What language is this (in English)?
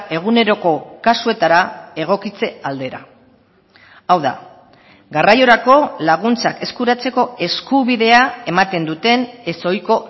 Basque